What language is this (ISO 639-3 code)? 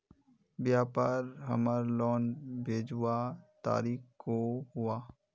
mag